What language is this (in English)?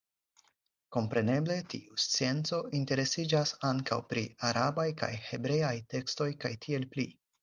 Esperanto